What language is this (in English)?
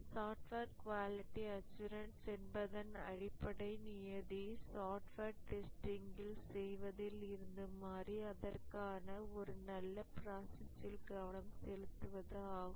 Tamil